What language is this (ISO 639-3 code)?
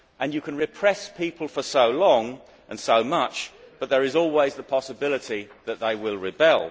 eng